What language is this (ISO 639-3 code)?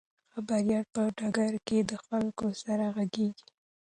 pus